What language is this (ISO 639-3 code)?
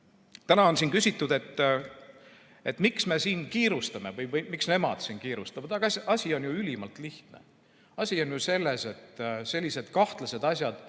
est